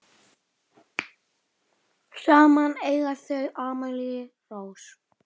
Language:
Icelandic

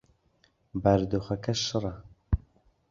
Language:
Central Kurdish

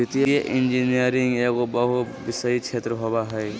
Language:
Magahi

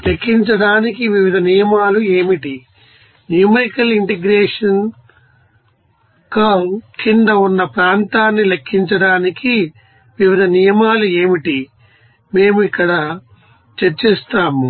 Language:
Telugu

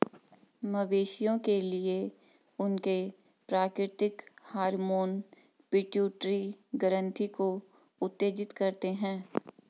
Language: Hindi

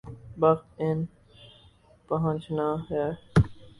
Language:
Urdu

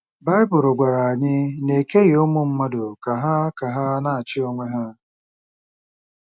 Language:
Igbo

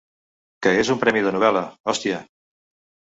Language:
Catalan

